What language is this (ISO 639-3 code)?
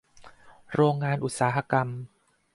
tha